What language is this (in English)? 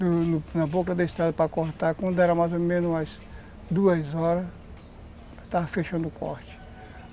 Portuguese